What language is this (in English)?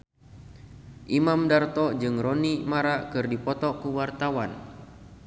Sundanese